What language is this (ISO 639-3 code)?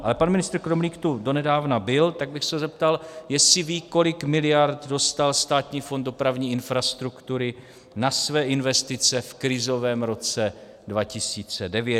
ces